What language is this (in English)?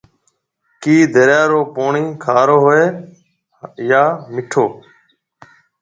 Marwari (Pakistan)